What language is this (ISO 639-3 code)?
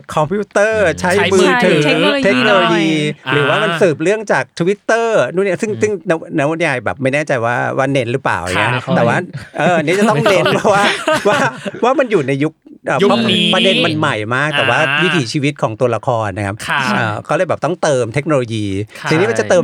tha